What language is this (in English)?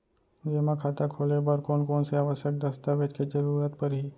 Chhattisgarhi